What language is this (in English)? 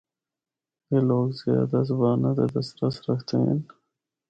Northern Hindko